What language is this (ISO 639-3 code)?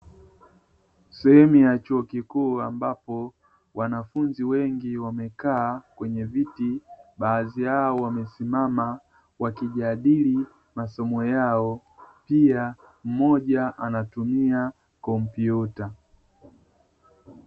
swa